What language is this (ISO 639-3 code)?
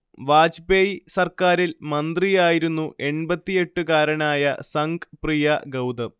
mal